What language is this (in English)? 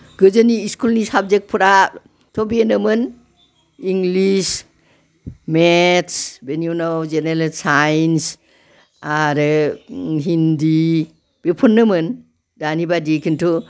Bodo